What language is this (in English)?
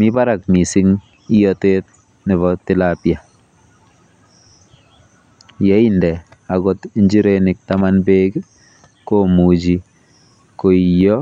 Kalenjin